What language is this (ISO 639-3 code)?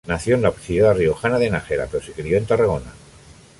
spa